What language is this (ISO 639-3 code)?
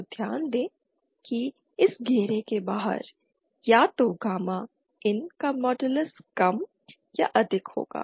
hin